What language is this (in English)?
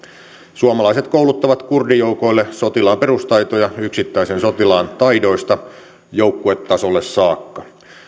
Finnish